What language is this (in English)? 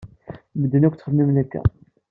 Kabyle